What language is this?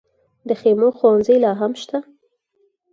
Pashto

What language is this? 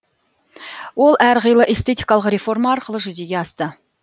Kazakh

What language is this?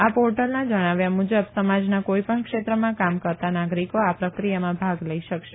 Gujarati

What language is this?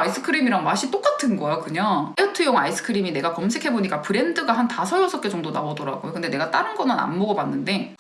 Korean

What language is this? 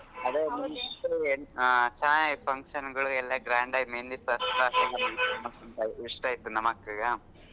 Kannada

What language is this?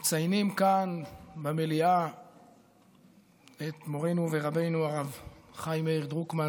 Hebrew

